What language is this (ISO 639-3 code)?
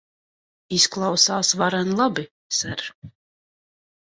lav